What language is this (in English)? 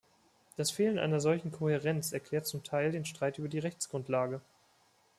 German